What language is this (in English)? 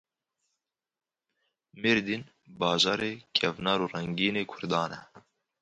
Kurdish